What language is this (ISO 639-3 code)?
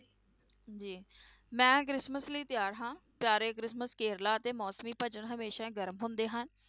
pan